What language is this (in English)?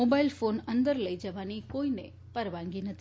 Gujarati